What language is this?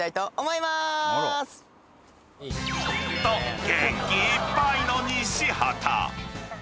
Japanese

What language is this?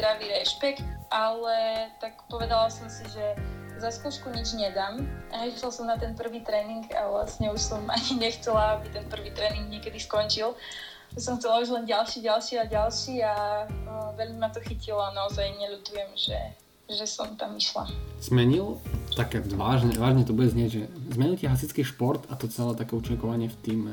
Slovak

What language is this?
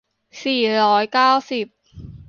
Thai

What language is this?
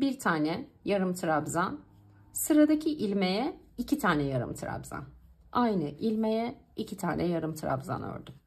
Turkish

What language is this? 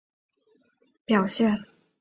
Chinese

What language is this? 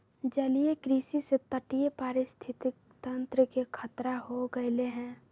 Magahi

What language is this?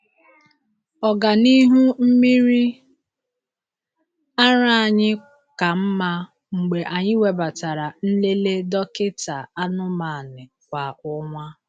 Igbo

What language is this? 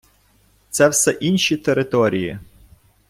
Ukrainian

